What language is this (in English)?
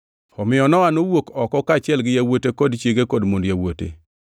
Luo (Kenya and Tanzania)